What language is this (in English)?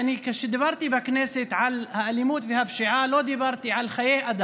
Hebrew